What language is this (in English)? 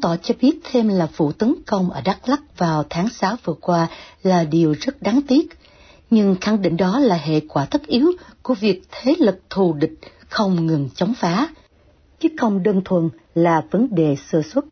Vietnamese